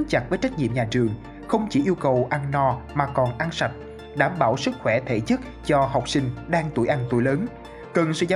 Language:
Vietnamese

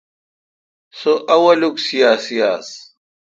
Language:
Kalkoti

